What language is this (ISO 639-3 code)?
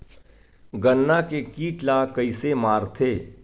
hne